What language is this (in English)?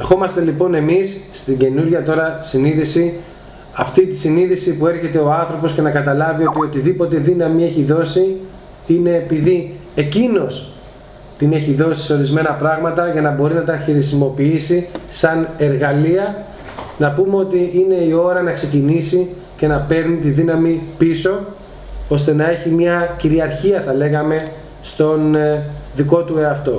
Greek